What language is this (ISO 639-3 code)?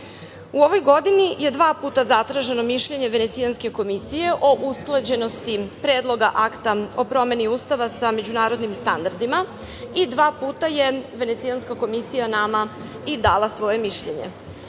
srp